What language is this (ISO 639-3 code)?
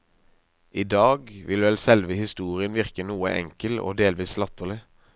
nor